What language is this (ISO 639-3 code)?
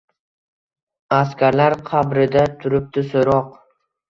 uzb